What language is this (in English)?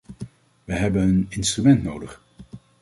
Dutch